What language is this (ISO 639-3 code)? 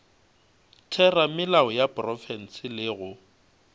nso